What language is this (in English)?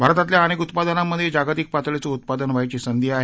Marathi